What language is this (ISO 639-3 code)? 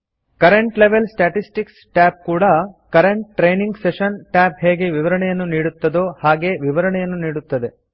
kan